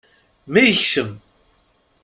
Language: Kabyle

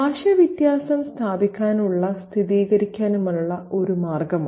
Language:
Malayalam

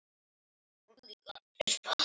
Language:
Icelandic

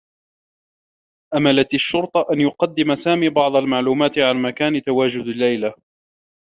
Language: Arabic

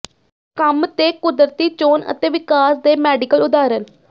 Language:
Punjabi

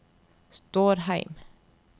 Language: Norwegian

